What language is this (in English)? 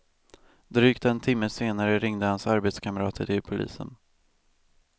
Swedish